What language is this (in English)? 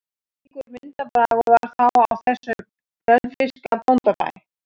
Icelandic